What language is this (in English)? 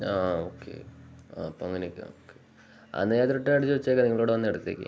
Malayalam